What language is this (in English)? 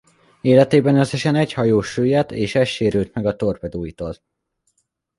Hungarian